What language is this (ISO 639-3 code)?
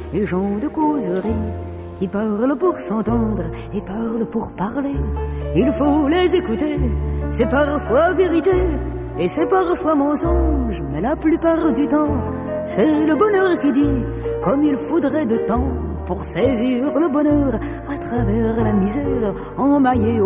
fra